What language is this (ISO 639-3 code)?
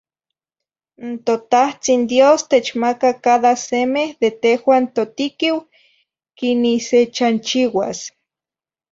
nhi